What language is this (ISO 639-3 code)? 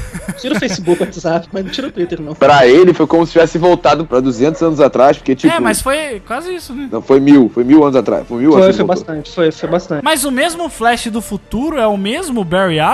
por